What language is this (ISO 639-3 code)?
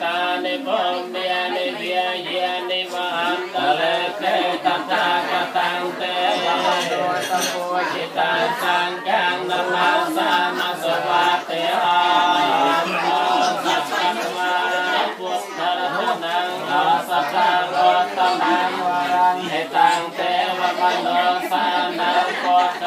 heb